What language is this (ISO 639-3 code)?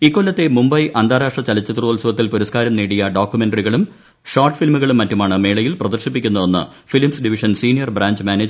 mal